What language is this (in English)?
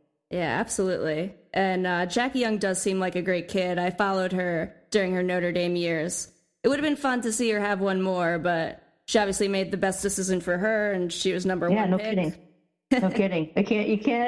English